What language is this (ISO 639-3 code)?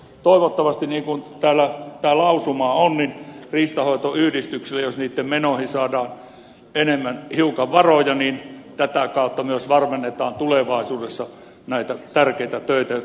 fin